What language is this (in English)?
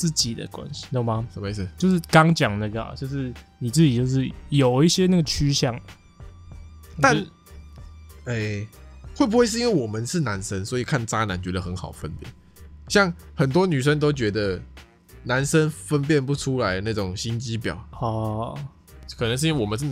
Chinese